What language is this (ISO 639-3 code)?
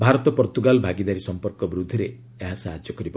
ori